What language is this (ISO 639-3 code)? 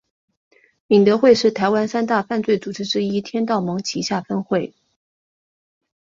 zho